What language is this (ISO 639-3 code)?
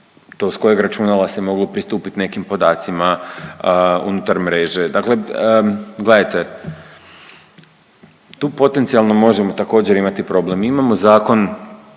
hrv